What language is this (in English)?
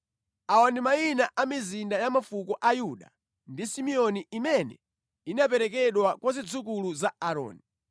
Nyanja